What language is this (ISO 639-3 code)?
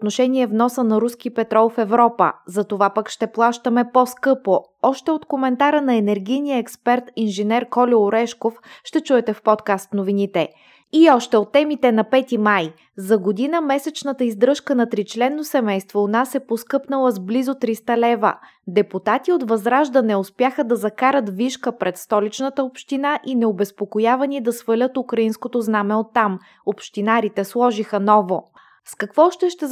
bul